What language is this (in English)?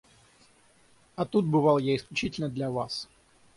Russian